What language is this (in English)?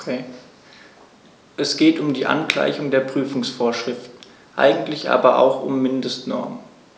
German